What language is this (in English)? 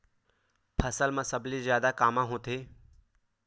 Chhattisgarhi